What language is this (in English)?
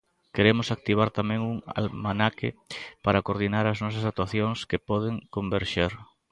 Galician